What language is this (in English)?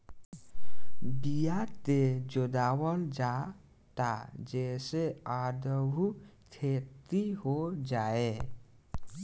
Bhojpuri